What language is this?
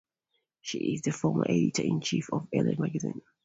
English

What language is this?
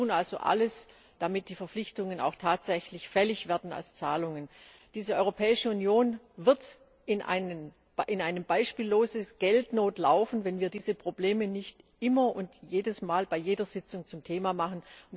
German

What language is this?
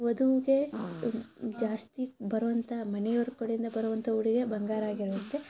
Kannada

